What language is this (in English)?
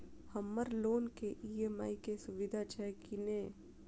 Maithili